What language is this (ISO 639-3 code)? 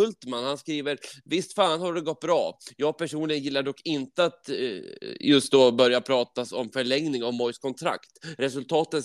swe